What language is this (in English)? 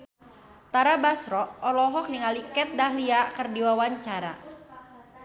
Sundanese